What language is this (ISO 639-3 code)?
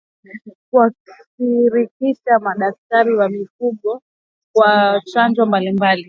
swa